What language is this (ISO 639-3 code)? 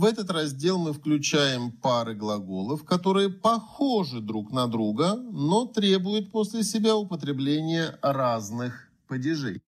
rus